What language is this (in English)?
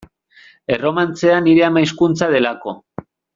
Basque